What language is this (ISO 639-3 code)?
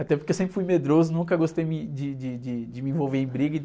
por